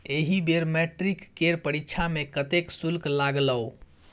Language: Maithili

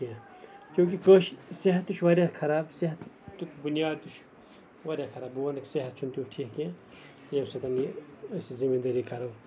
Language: Kashmiri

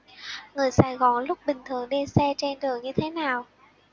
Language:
Vietnamese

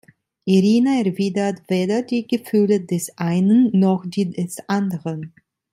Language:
German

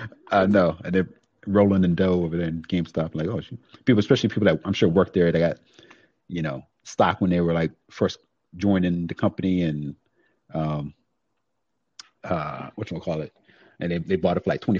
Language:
English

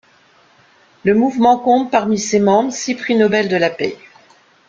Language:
French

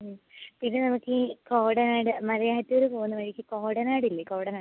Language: Malayalam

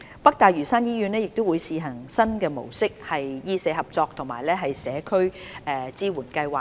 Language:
Cantonese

